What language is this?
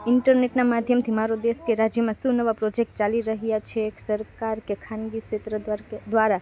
Gujarati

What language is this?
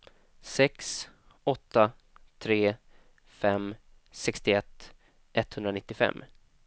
Swedish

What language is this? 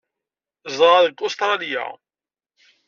Kabyle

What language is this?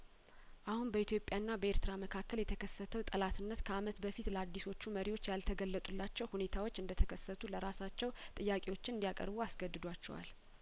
Amharic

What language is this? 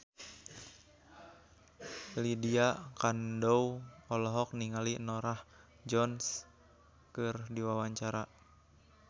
Sundanese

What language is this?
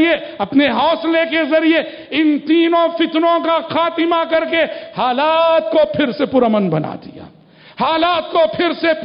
Arabic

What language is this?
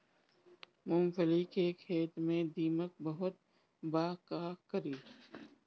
Bhojpuri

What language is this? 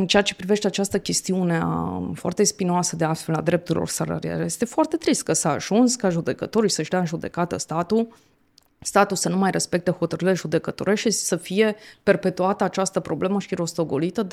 Romanian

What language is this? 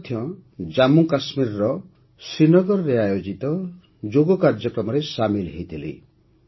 Odia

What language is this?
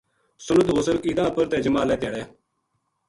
Gujari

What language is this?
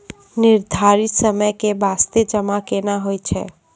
Maithili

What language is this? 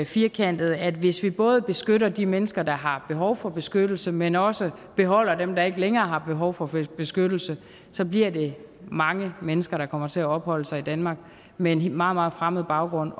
Danish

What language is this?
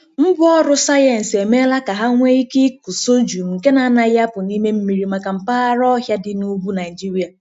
Igbo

